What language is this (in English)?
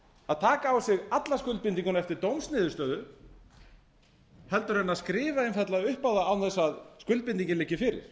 Icelandic